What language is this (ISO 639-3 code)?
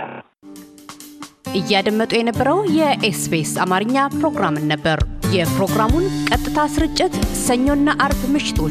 amh